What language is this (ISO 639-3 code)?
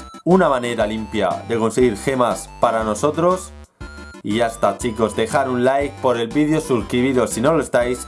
spa